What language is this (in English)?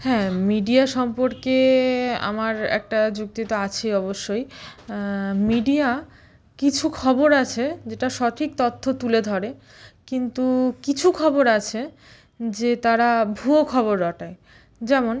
Bangla